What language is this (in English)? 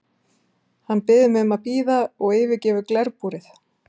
Icelandic